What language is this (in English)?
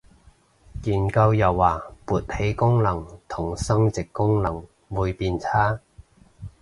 Cantonese